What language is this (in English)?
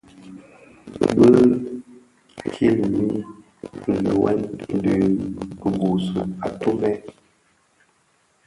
Bafia